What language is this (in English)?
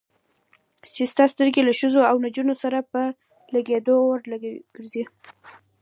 Pashto